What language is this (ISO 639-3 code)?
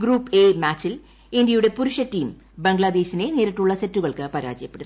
mal